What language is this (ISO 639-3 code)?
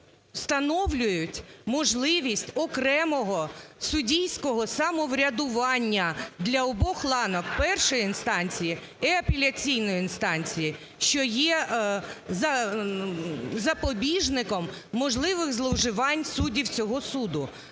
ukr